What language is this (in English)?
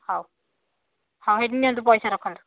Odia